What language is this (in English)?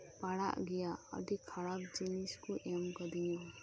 Santali